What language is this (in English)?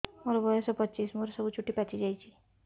Odia